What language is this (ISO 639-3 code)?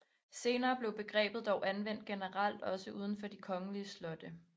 dan